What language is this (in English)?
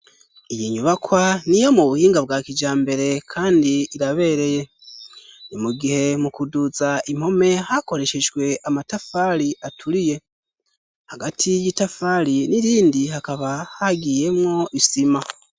Rundi